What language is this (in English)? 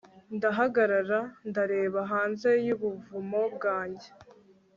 Kinyarwanda